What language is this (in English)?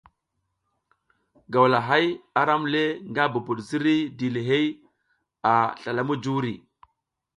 South Giziga